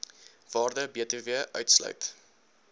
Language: Afrikaans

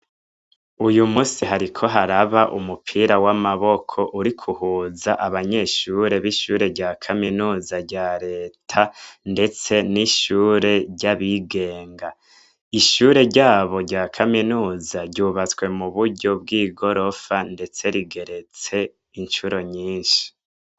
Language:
Rundi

